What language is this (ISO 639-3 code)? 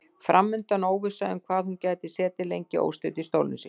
isl